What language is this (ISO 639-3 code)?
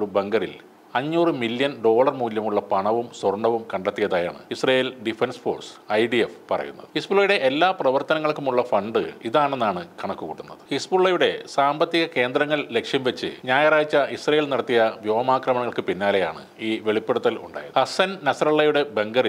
ron